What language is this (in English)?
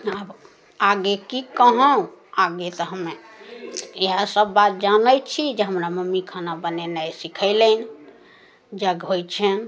Maithili